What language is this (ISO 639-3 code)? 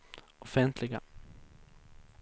swe